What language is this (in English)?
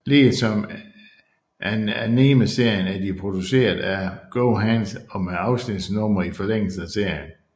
Danish